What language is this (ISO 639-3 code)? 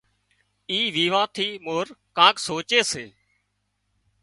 kxp